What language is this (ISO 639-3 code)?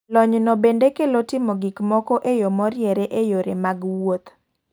luo